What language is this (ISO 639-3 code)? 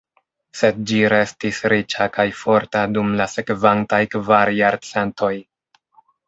epo